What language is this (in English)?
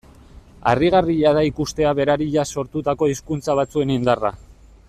Basque